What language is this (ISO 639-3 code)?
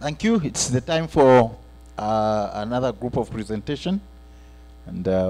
eng